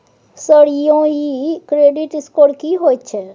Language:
Maithili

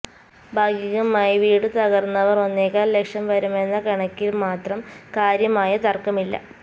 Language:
Malayalam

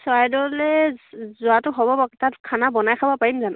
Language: Assamese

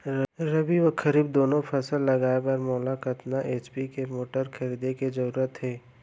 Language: Chhattisgarhi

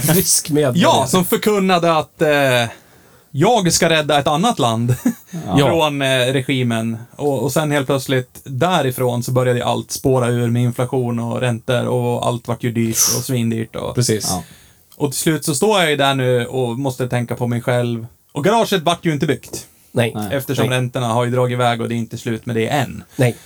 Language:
Swedish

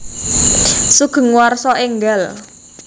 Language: Javanese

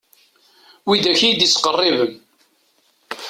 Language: Kabyle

